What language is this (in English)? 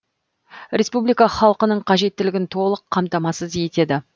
Kazakh